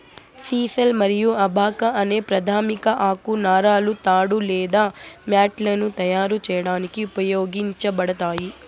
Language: Telugu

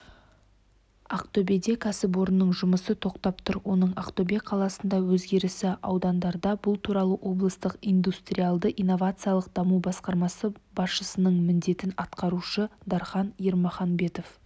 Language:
Kazakh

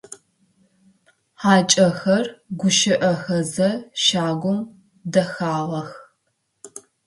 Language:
Adyghe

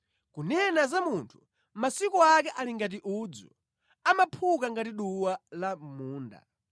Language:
Nyanja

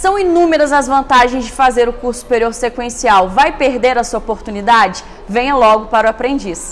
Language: Portuguese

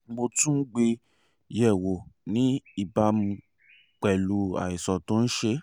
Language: Yoruba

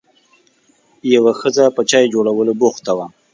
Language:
Pashto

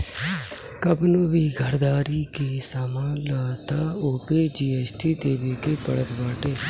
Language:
Bhojpuri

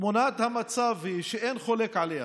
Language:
Hebrew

